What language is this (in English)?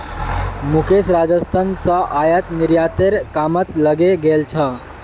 Magahi